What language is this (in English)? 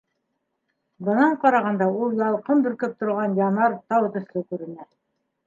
Bashkir